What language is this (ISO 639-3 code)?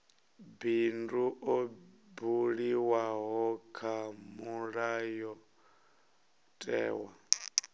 ven